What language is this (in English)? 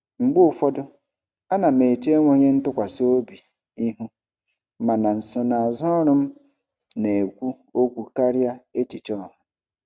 Igbo